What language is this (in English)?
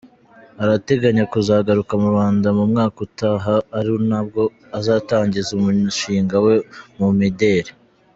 Kinyarwanda